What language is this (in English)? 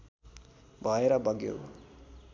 Nepali